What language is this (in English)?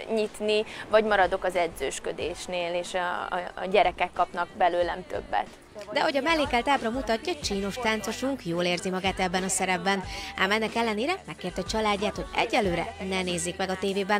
Hungarian